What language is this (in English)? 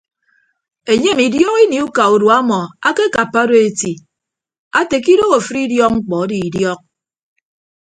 Ibibio